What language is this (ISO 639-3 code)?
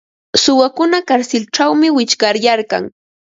qva